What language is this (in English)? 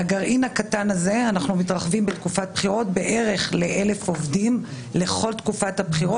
Hebrew